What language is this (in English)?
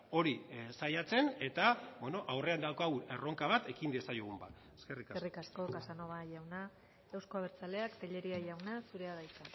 Basque